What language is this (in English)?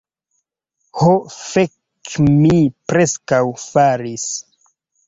Esperanto